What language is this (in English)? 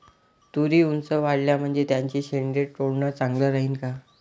Marathi